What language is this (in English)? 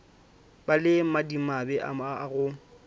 Northern Sotho